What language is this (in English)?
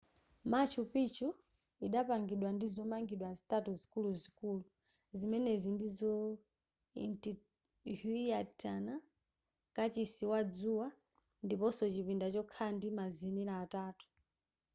Nyanja